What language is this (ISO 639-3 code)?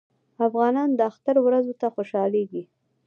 pus